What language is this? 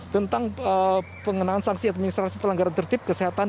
Indonesian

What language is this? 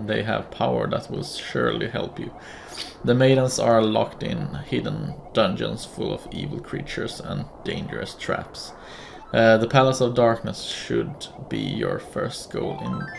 Swedish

